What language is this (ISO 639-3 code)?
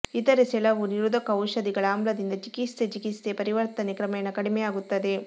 kan